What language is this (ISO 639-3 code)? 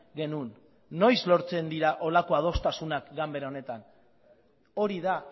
eus